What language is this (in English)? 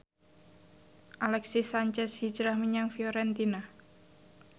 Javanese